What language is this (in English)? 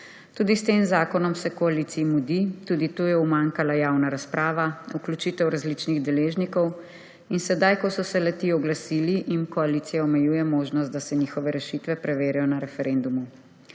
Slovenian